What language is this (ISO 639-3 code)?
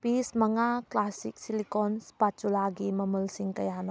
mni